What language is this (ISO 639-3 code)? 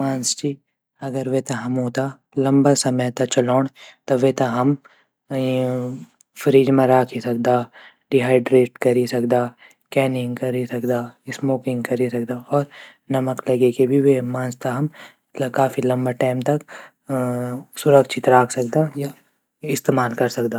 gbm